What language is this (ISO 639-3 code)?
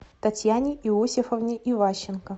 rus